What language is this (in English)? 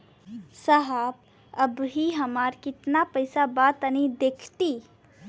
Bhojpuri